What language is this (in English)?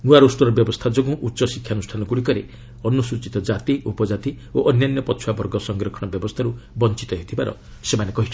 Odia